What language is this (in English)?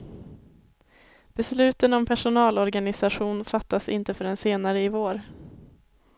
Swedish